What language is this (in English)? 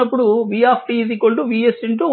Telugu